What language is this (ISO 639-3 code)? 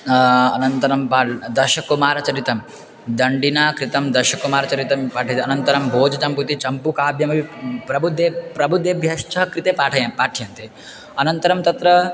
san